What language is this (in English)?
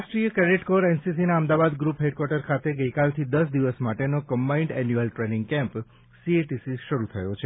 Gujarati